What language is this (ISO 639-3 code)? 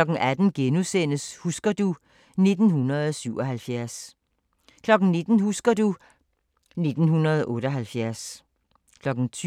dan